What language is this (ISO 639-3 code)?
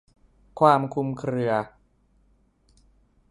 tha